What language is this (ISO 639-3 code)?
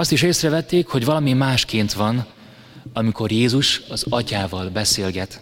hun